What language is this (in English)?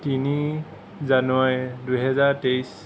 Assamese